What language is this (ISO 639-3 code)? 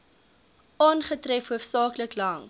afr